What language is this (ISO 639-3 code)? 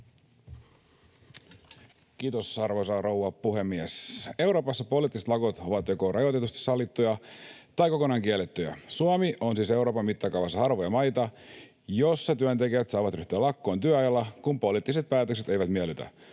fin